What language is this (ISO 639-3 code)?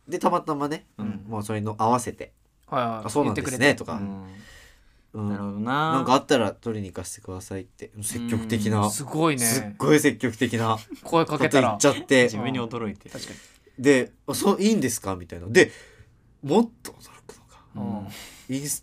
jpn